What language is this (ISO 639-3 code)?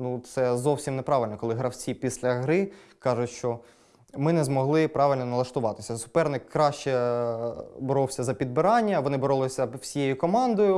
ukr